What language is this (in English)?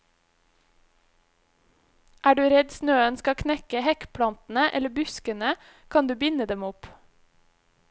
Norwegian